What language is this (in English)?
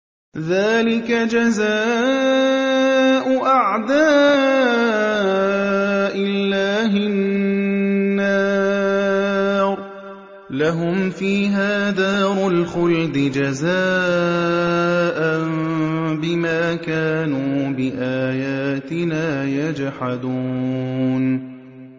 Arabic